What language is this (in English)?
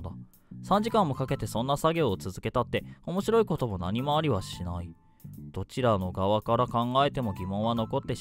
Japanese